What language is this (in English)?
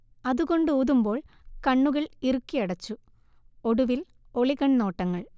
Malayalam